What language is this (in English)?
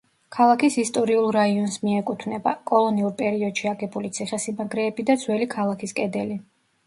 Georgian